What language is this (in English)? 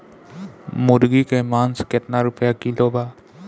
Bhojpuri